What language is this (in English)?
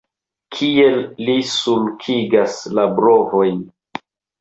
Esperanto